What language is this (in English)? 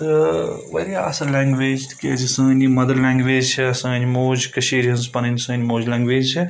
Kashmiri